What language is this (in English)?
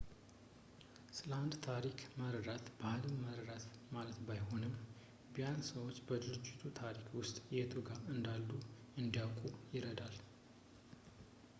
Amharic